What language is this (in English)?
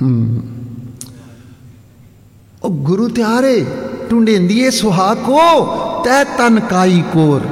Punjabi